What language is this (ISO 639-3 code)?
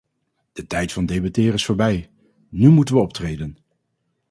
nld